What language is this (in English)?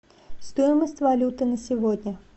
Russian